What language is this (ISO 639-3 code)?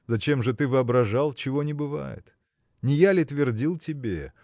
rus